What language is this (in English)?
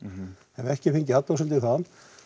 Icelandic